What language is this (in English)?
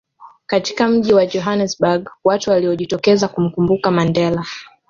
Swahili